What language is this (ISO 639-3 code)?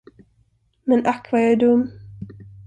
swe